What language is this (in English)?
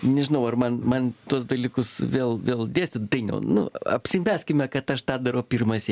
Lithuanian